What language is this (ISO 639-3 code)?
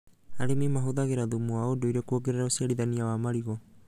kik